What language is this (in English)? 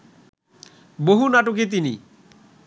Bangla